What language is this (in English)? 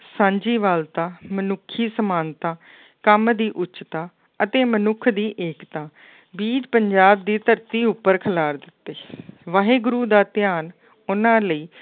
Punjabi